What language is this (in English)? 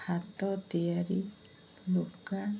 Odia